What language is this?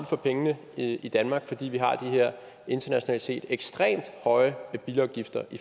Danish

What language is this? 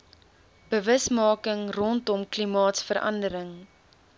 Afrikaans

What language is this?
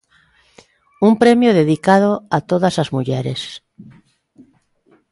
Galician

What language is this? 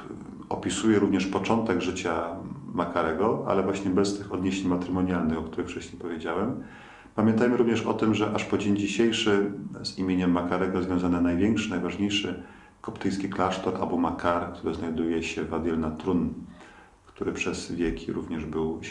Polish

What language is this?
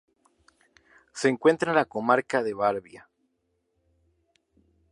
Spanish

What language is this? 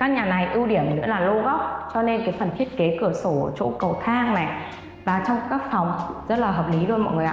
Vietnamese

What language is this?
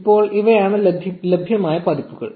Malayalam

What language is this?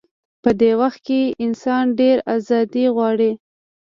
Pashto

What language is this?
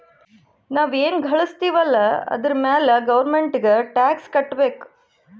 Kannada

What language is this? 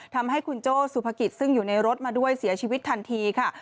Thai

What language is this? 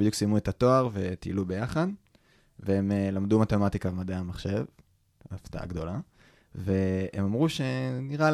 Hebrew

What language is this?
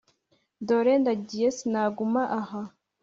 Kinyarwanda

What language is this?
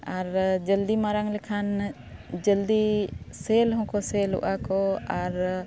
Santali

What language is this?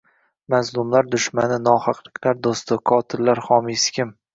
Uzbek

